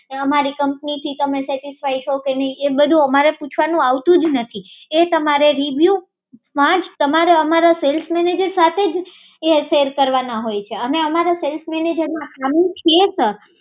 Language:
Gujarati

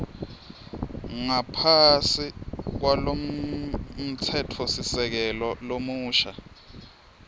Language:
Swati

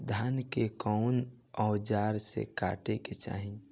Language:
Bhojpuri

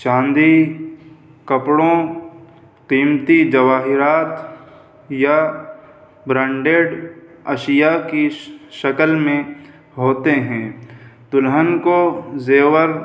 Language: Urdu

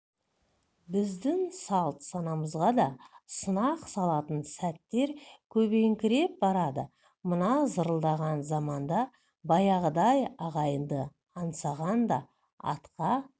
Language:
Kazakh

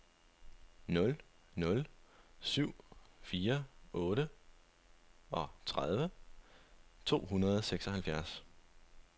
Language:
Danish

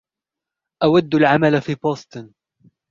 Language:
Arabic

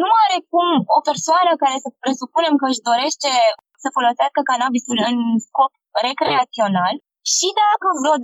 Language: Romanian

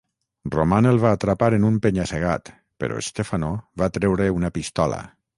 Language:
Catalan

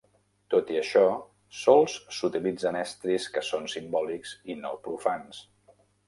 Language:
Catalan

